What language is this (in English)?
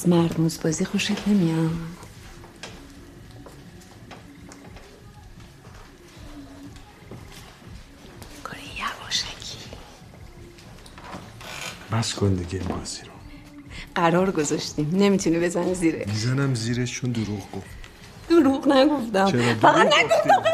Persian